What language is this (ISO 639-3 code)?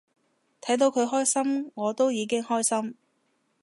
yue